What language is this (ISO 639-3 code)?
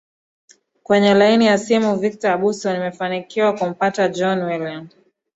swa